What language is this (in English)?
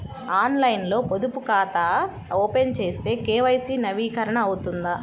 Telugu